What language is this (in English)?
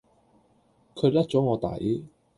Cantonese